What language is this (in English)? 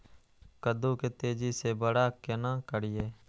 Maithili